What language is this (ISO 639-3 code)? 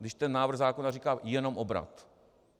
ces